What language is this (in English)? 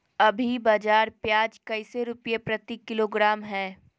Magahi